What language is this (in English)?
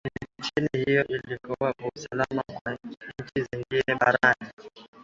Swahili